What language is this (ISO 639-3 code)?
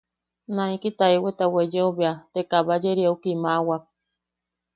yaq